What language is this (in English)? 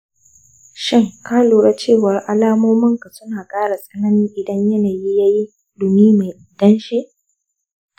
Hausa